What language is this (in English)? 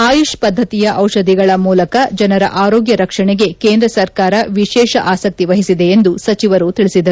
Kannada